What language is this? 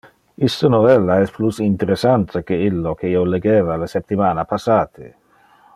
Interlingua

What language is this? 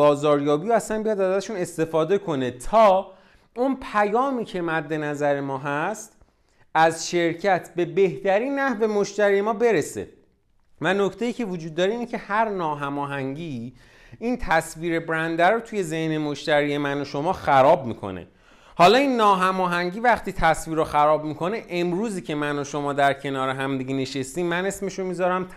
Persian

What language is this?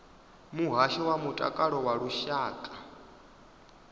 Venda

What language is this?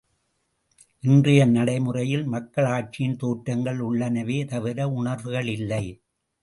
Tamil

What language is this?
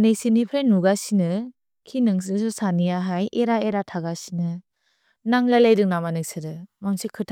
Bodo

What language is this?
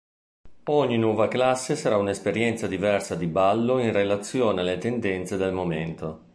Italian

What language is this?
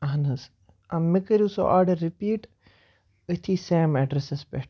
Kashmiri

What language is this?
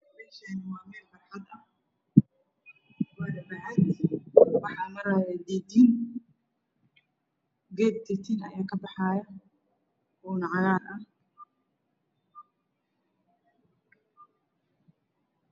Somali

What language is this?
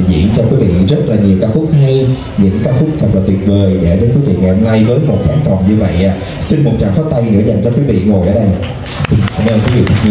Vietnamese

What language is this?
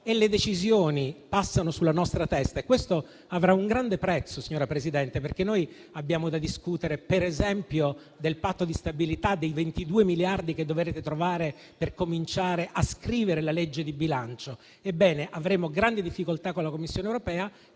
Italian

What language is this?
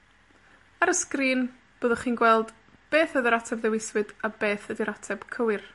Welsh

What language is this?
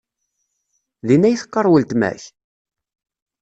Kabyle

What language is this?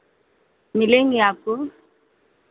Hindi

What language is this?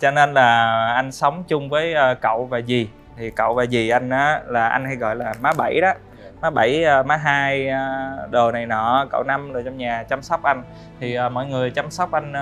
Vietnamese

